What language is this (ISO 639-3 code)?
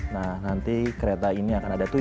ind